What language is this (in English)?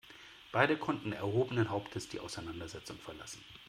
German